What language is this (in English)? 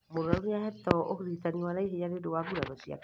Kikuyu